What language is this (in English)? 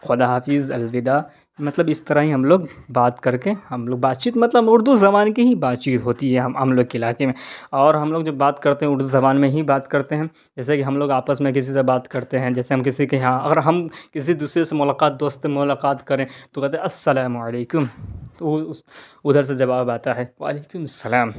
Urdu